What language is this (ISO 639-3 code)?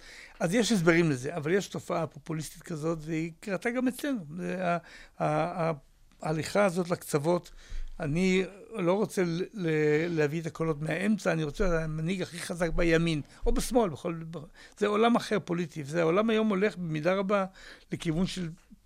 heb